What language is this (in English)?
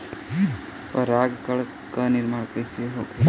Bhojpuri